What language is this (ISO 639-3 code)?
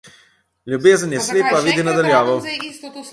slv